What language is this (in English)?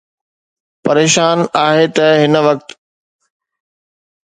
Sindhi